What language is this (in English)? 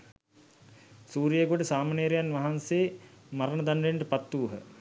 Sinhala